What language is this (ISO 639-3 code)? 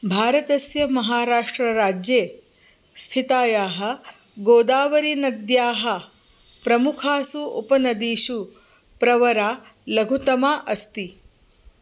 san